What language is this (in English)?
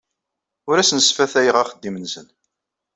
Kabyle